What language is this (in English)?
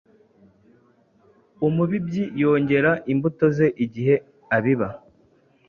Kinyarwanda